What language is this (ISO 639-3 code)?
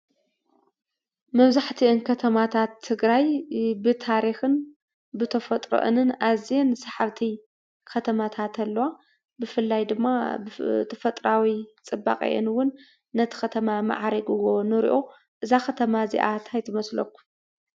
tir